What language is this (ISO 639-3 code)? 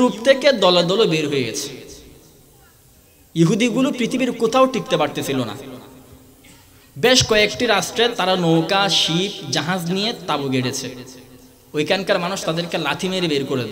kor